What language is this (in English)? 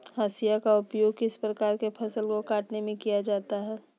Magahi